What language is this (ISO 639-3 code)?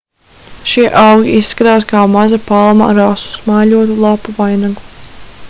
lav